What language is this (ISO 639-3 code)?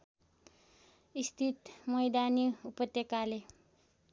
nep